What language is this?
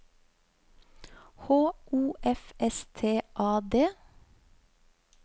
Norwegian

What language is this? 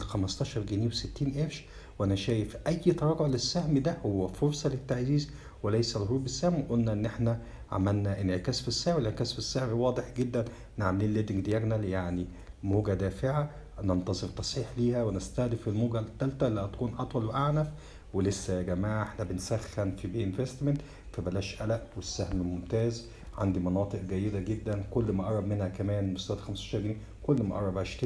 Arabic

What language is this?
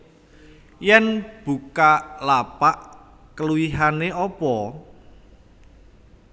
Javanese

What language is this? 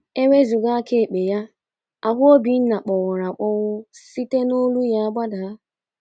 Igbo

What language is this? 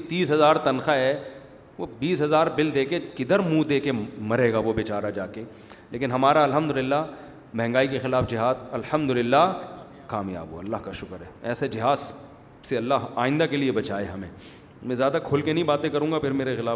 Urdu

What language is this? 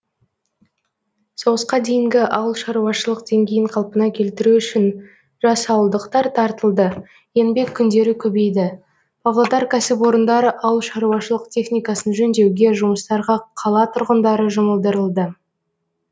Kazakh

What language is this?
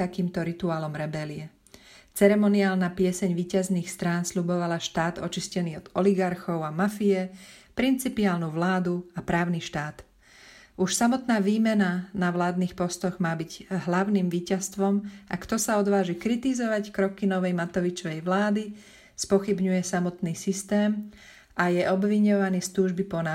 Slovak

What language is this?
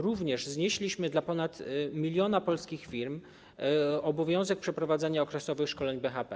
Polish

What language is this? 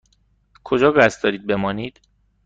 Persian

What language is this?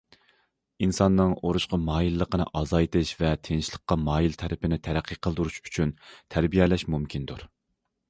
Uyghur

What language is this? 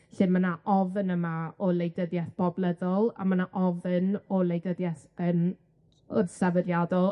Welsh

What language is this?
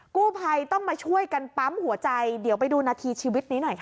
Thai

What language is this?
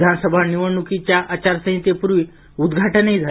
Marathi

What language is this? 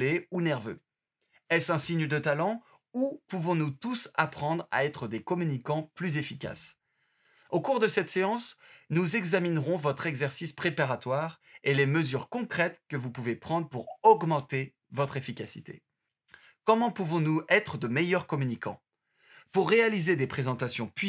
French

